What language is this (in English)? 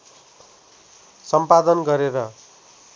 Nepali